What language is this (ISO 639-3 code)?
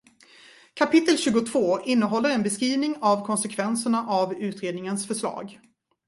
swe